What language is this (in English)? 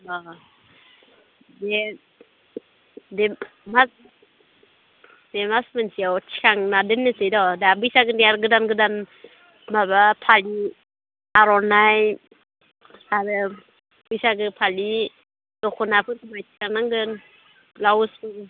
Bodo